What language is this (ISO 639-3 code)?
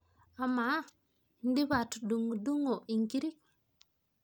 mas